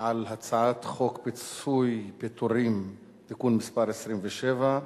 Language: Hebrew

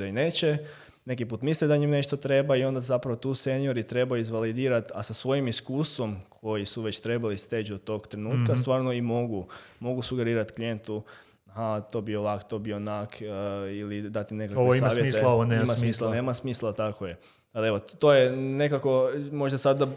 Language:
Croatian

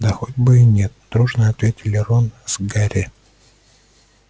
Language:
Russian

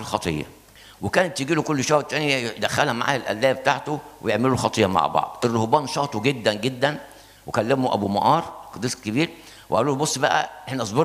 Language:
Arabic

